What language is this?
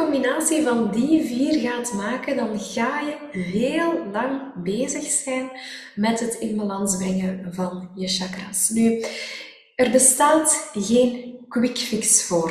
Dutch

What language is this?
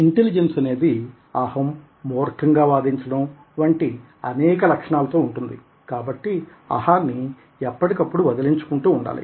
Telugu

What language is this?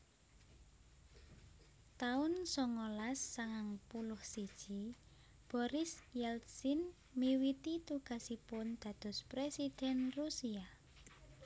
Javanese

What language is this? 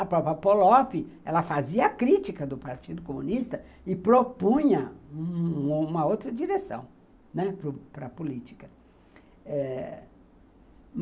Portuguese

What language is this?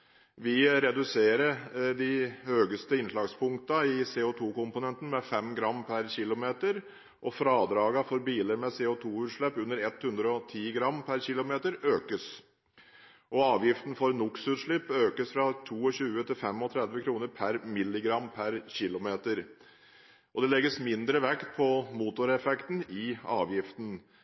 Norwegian Bokmål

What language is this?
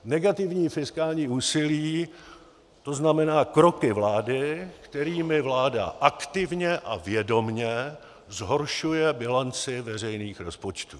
Czech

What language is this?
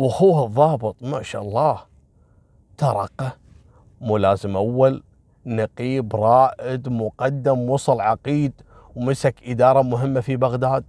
Arabic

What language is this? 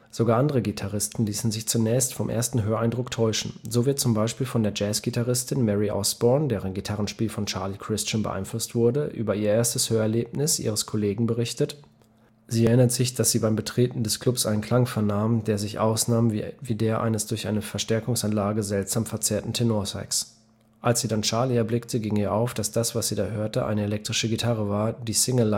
German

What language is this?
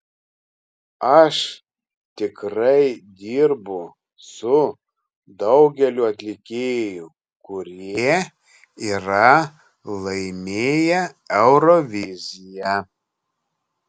Lithuanian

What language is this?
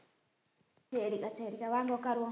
Tamil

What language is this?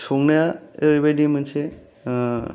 Bodo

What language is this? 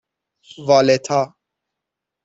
Persian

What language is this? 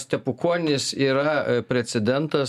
Lithuanian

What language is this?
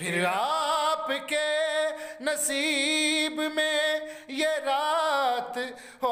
Hindi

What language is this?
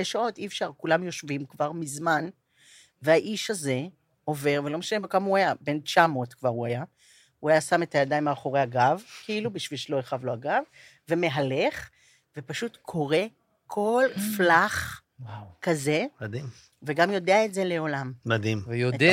Hebrew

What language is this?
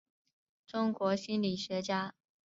Chinese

